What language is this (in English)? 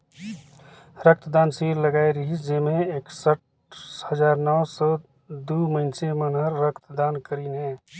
Chhattisgarhi